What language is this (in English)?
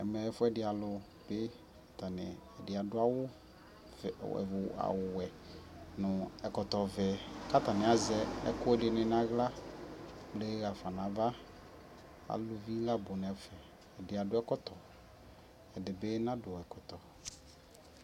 Ikposo